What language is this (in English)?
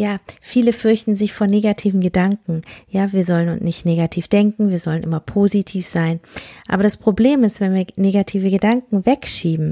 German